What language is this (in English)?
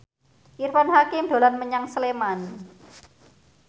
Javanese